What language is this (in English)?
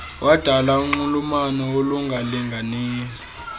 Xhosa